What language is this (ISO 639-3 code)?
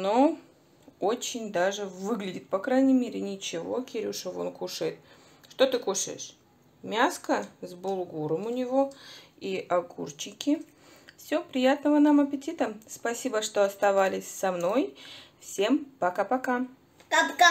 rus